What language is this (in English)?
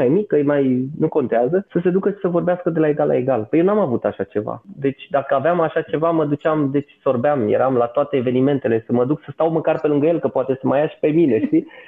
Romanian